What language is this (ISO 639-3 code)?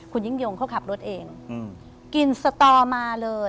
tha